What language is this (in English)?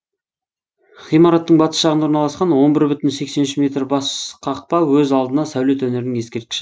Kazakh